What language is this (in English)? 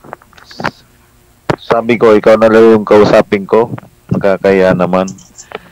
Filipino